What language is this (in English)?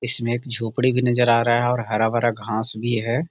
Magahi